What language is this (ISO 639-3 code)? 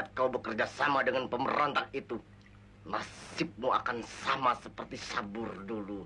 ind